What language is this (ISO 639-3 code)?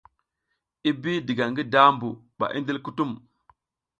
giz